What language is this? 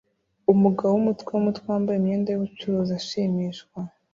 Kinyarwanda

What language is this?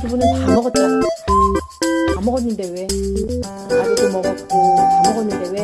Korean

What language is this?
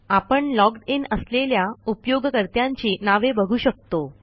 Marathi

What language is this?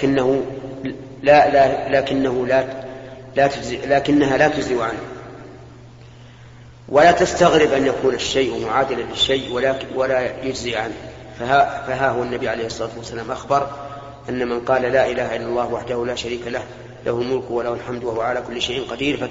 Arabic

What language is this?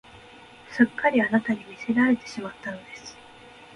Japanese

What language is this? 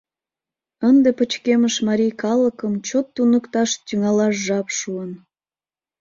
Mari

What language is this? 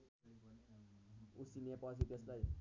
Nepali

